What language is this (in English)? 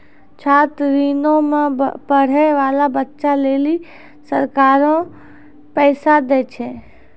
Maithili